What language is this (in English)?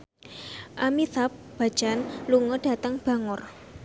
Javanese